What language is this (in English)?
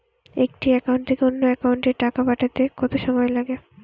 Bangla